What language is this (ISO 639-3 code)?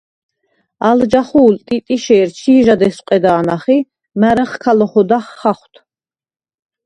sva